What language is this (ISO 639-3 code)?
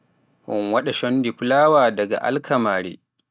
fuf